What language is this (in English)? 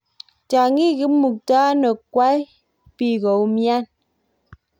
Kalenjin